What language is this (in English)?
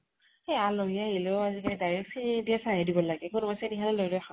Assamese